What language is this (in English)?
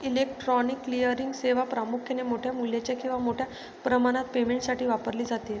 Marathi